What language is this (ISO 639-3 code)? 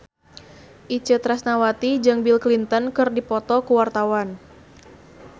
sun